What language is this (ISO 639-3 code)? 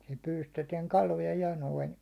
fin